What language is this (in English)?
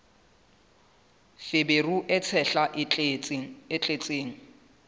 Southern Sotho